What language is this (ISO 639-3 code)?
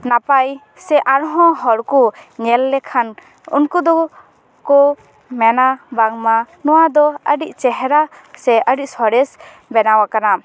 sat